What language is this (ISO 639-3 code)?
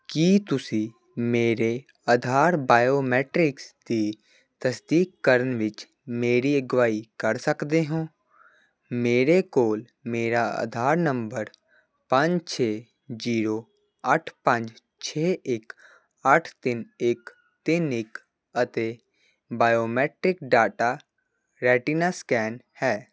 pan